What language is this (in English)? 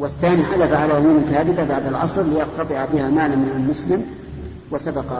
Arabic